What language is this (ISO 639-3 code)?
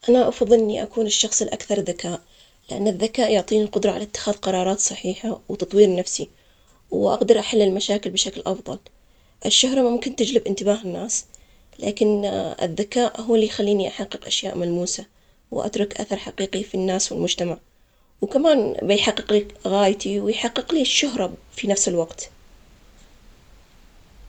acx